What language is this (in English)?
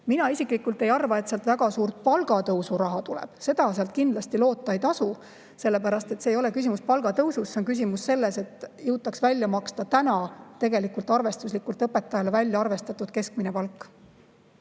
Estonian